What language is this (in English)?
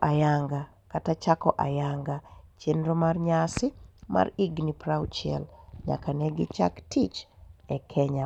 Luo (Kenya and Tanzania)